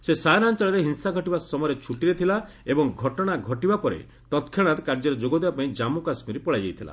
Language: Odia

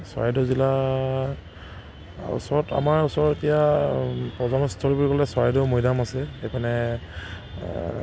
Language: Assamese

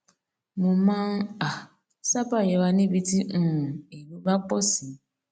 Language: Yoruba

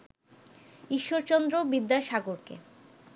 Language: Bangla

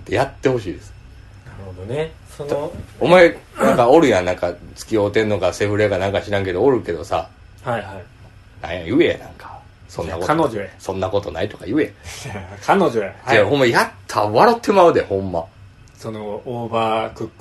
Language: Japanese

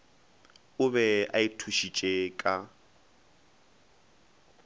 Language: Northern Sotho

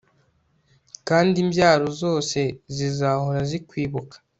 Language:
Kinyarwanda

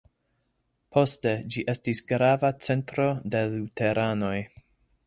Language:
Esperanto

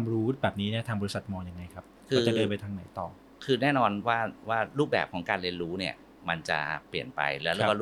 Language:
Thai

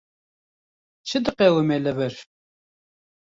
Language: Kurdish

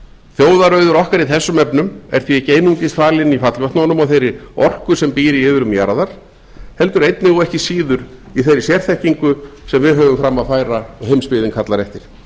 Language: Icelandic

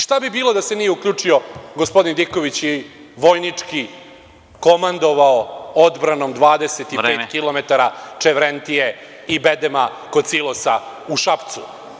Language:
Serbian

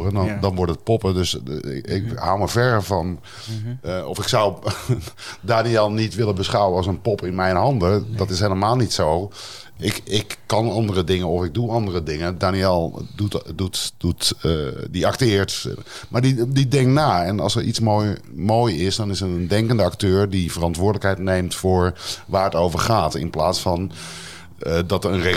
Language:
Dutch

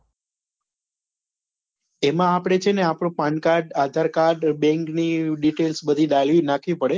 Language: Gujarati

